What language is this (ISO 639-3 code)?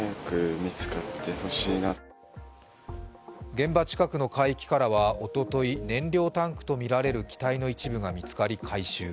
jpn